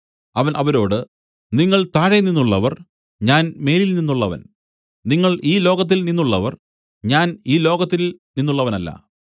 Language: Malayalam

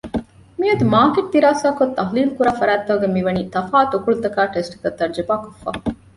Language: Divehi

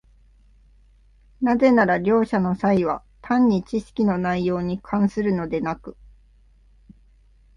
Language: Japanese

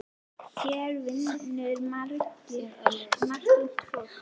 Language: Icelandic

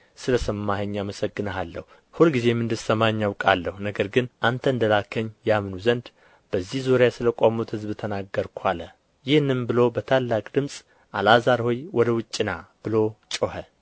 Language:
Amharic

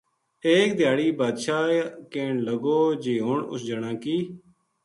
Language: Gujari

